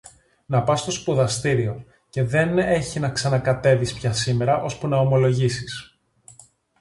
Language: Greek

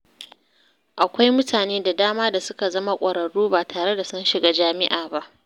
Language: Hausa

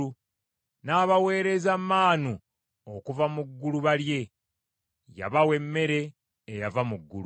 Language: Ganda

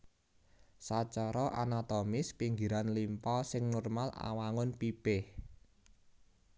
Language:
Javanese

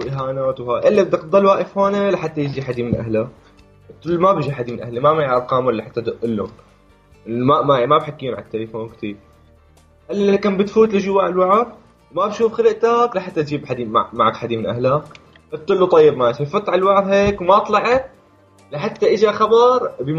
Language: Arabic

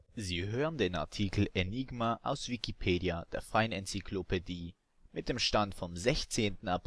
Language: German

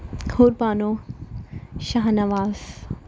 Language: Urdu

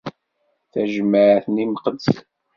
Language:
Kabyle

